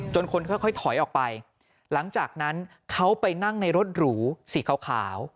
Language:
Thai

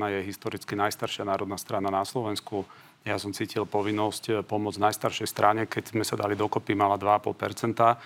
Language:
Slovak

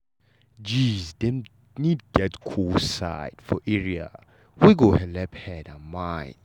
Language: Nigerian Pidgin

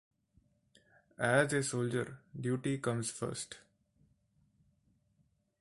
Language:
Punjabi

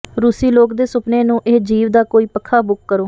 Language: Punjabi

